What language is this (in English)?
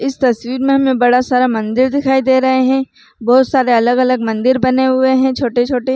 Chhattisgarhi